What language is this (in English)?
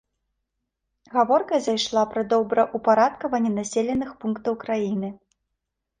Belarusian